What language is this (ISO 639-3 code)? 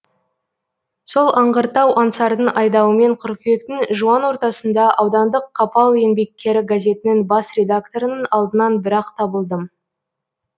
kaz